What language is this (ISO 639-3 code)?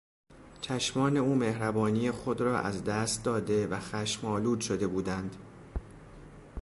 fas